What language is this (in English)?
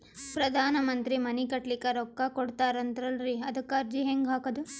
Kannada